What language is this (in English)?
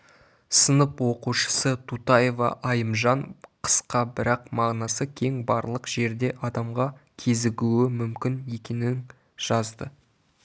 Kazakh